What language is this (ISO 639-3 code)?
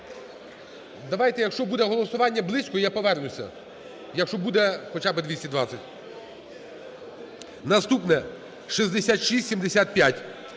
ukr